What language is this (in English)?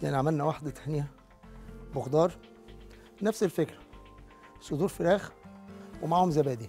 Arabic